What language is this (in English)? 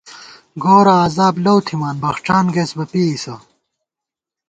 Gawar-Bati